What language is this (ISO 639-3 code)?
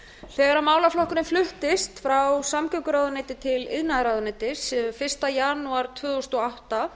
isl